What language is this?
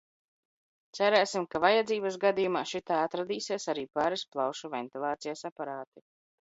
Latvian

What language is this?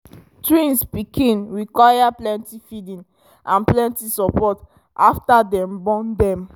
Nigerian Pidgin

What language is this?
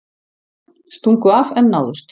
Icelandic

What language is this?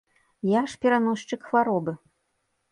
Belarusian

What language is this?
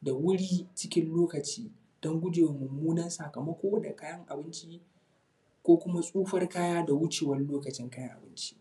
Hausa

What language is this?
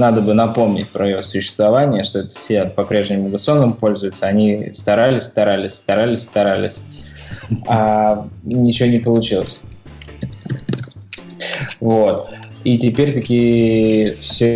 Russian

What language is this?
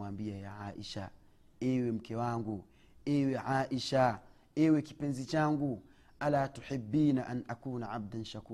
Swahili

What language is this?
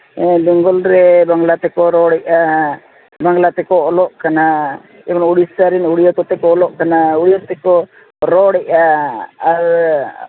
Santali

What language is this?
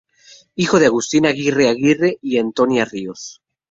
Spanish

